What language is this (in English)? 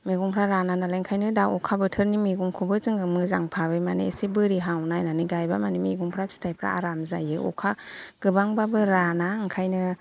Bodo